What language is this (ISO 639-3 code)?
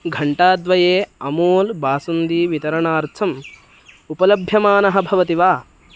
san